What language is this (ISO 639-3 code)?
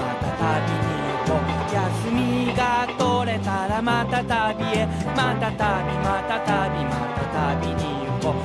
jpn